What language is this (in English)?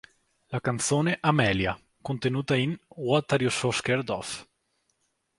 Italian